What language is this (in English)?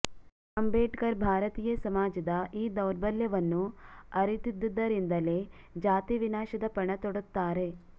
Kannada